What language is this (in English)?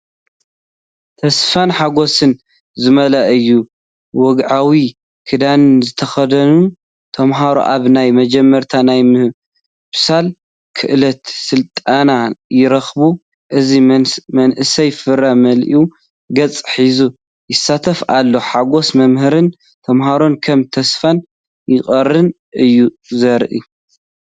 Tigrinya